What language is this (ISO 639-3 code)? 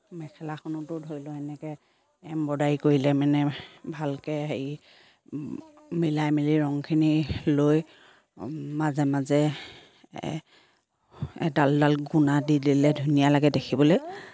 asm